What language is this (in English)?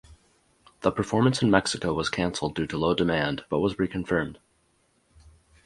English